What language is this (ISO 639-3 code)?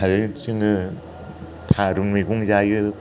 brx